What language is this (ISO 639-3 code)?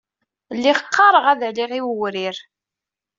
kab